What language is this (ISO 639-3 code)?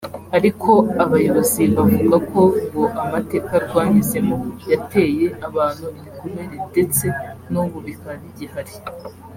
kin